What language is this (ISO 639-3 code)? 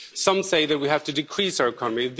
eng